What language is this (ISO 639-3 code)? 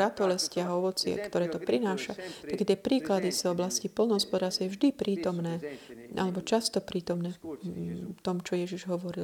slk